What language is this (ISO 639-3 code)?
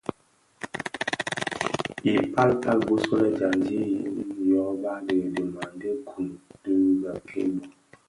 ksf